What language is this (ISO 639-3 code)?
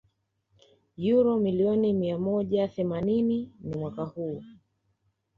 swa